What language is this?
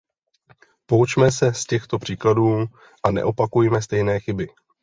Czech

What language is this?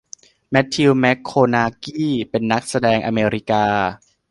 Thai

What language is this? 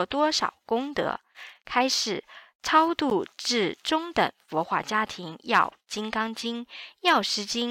Chinese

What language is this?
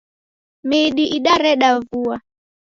Taita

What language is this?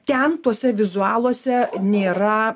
Lithuanian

